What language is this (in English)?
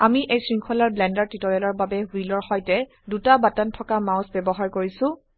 Assamese